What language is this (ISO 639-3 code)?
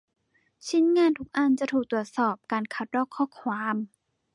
tha